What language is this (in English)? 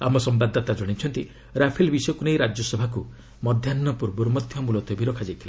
Odia